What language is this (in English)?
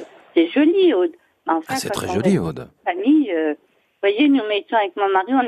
French